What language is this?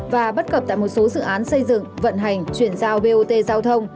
Vietnamese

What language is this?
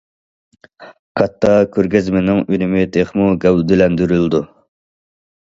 Uyghur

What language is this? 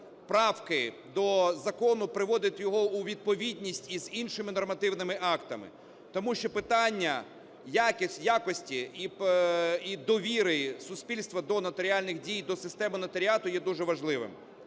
Ukrainian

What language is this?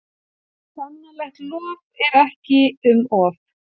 Icelandic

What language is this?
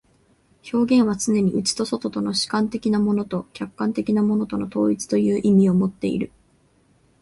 Japanese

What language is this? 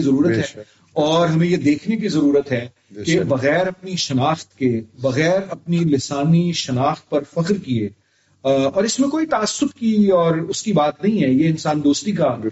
Urdu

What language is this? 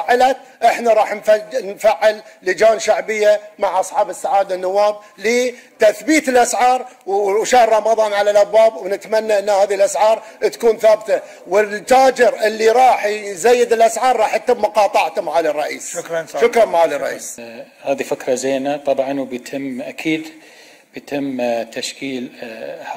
Arabic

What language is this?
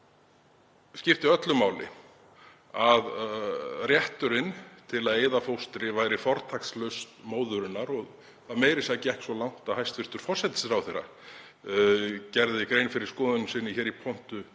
Icelandic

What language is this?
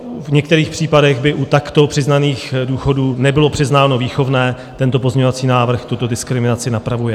Czech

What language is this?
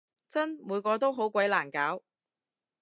Cantonese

